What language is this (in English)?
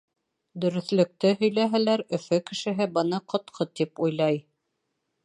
Bashkir